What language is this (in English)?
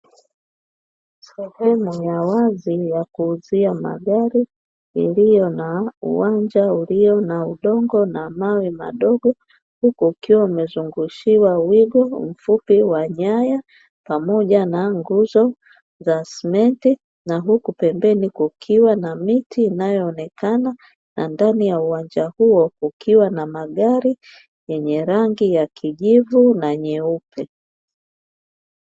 Swahili